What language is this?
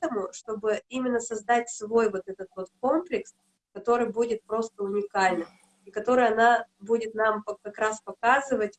Russian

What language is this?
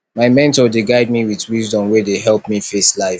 Nigerian Pidgin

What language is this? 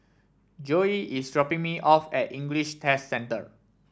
English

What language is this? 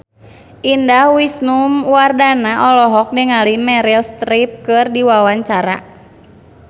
Sundanese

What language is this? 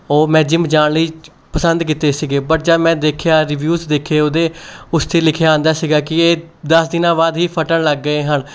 Punjabi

